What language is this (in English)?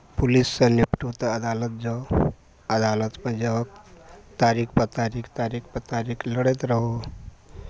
Maithili